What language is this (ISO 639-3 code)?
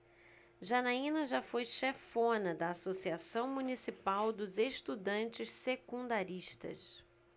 por